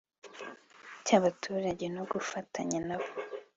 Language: Kinyarwanda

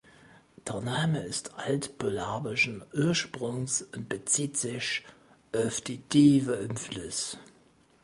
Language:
German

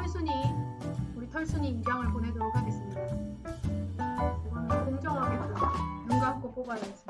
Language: Korean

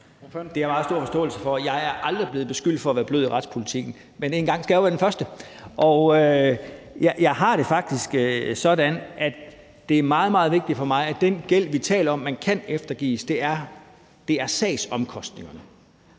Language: Danish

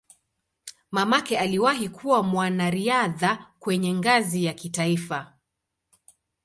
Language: Swahili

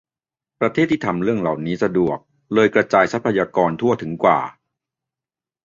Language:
Thai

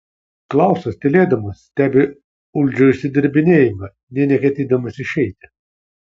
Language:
Lithuanian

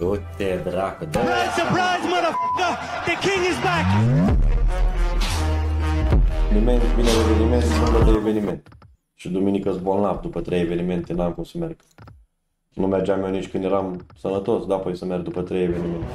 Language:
Romanian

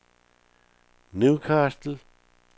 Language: Danish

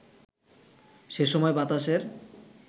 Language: Bangla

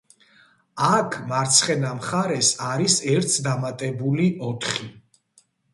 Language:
Georgian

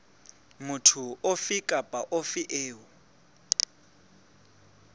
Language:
Southern Sotho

